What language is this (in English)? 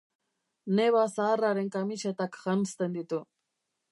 Basque